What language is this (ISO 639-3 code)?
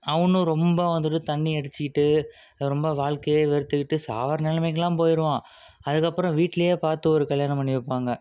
tam